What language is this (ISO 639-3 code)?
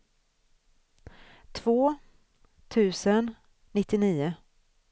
swe